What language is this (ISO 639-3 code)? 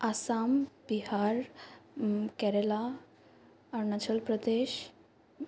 asm